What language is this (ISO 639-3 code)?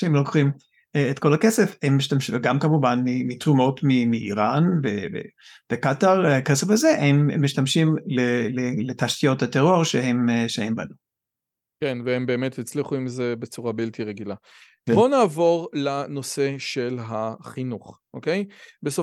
heb